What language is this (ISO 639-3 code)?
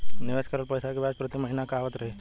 bho